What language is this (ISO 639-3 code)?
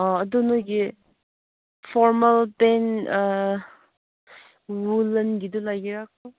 mni